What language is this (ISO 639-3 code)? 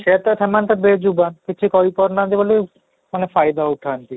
ori